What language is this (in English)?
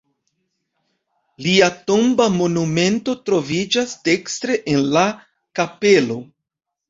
Esperanto